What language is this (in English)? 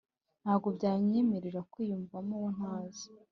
Kinyarwanda